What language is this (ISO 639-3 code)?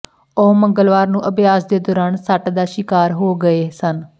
pan